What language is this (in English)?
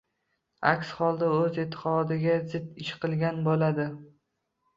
Uzbek